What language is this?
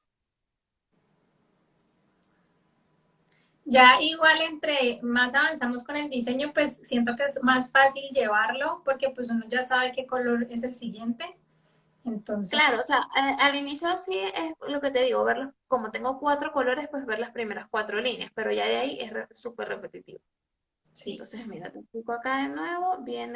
Spanish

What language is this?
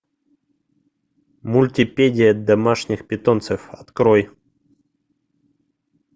Russian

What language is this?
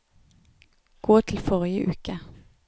Norwegian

